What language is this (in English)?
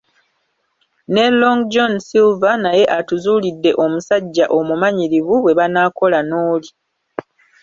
Ganda